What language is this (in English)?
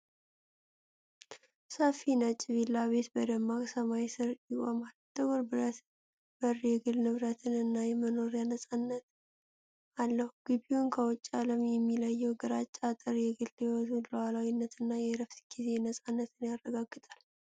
Amharic